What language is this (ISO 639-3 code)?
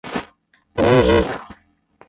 zho